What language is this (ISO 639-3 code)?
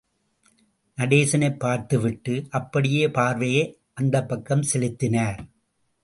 tam